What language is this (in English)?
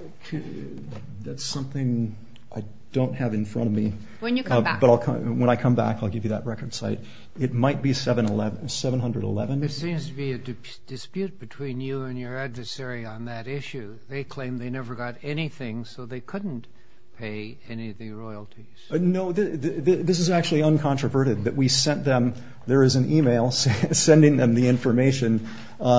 English